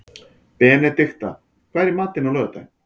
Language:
Icelandic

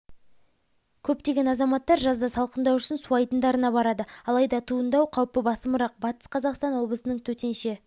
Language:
Kazakh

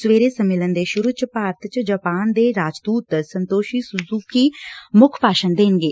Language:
Punjabi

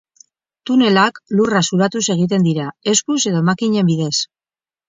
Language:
Basque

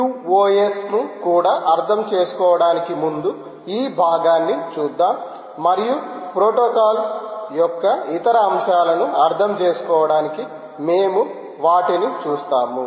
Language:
Telugu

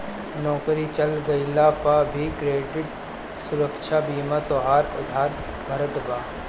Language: Bhojpuri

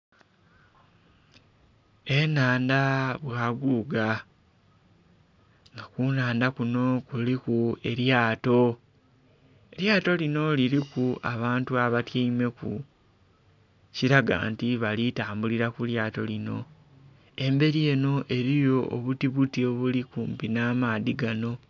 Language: Soga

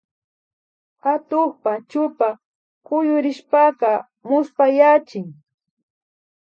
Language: Imbabura Highland Quichua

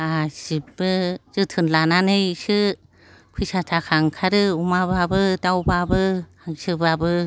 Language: Bodo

